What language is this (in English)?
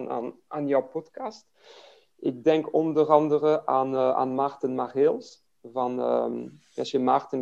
Dutch